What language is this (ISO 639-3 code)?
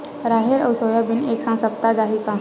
hne